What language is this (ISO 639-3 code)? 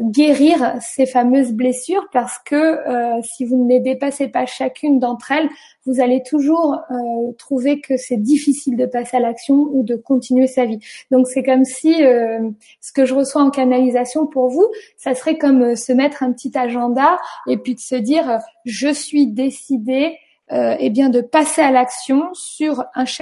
fra